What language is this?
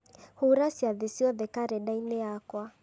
Kikuyu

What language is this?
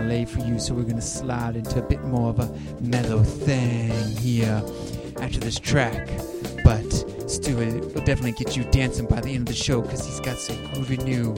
English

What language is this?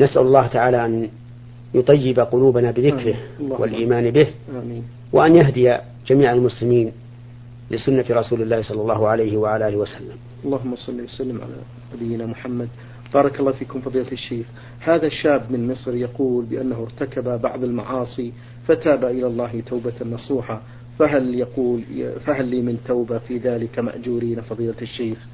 Arabic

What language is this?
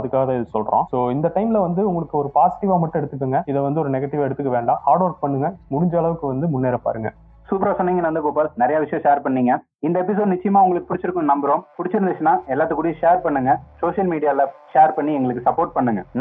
Tamil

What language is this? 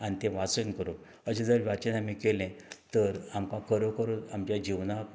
Konkani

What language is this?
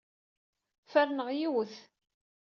Kabyle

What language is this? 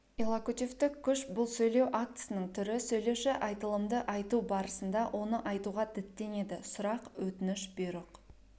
Kazakh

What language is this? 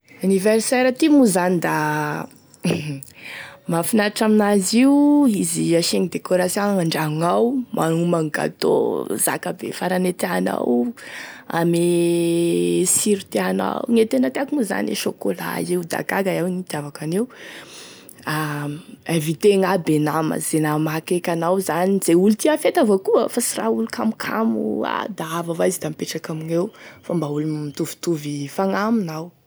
Tesaka Malagasy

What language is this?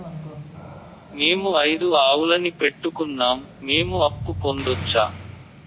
Telugu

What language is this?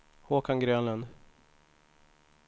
Swedish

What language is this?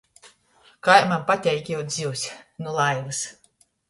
Latgalian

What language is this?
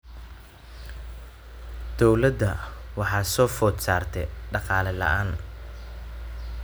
Somali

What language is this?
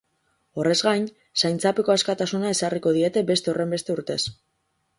Basque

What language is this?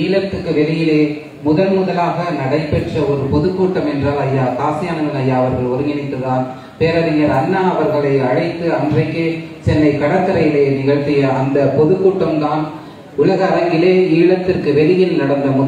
Tamil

